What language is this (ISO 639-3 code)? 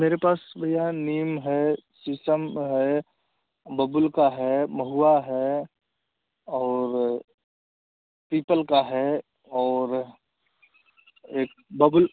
hin